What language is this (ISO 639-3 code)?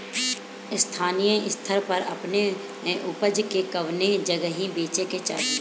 bho